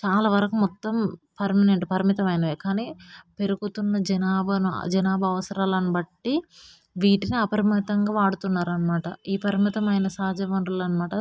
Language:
Telugu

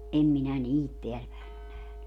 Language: Finnish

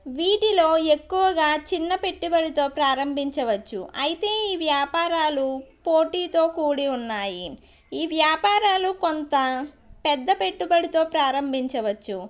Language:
Telugu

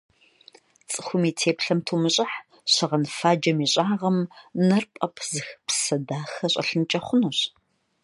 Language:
Kabardian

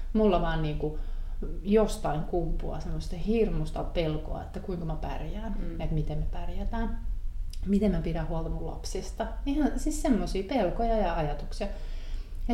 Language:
Finnish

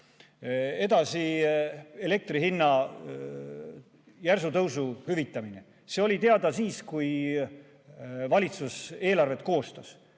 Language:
Estonian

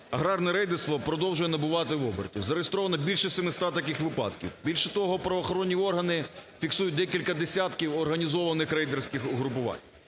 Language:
Ukrainian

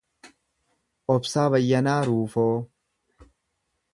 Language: Oromo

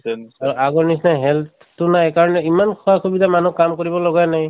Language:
Assamese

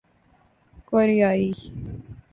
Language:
Urdu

